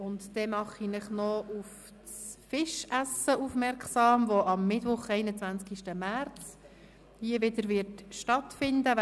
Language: Swiss German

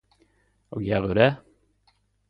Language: Norwegian Nynorsk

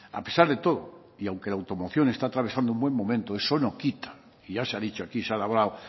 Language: Spanish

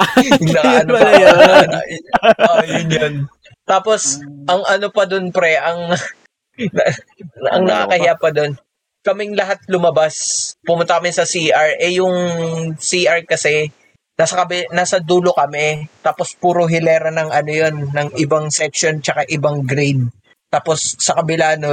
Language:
Filipino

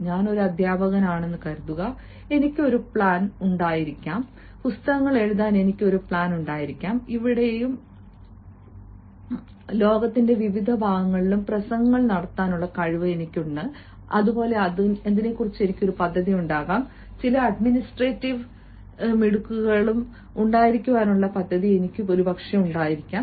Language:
Malayalam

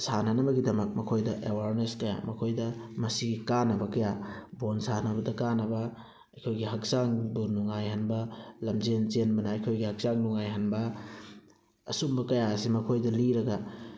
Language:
Manipuri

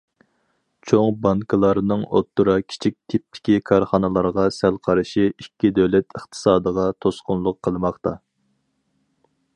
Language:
Uyghur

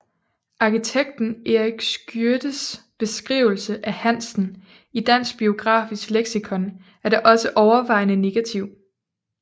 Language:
Danish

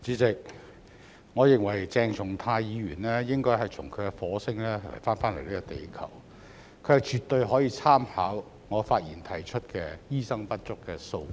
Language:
Cantonese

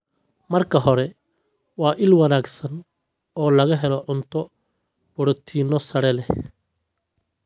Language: Somali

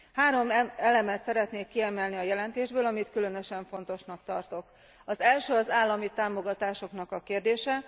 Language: Hungarian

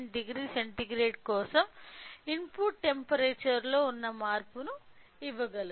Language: Telugu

